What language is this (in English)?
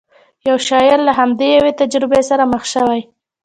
Pashto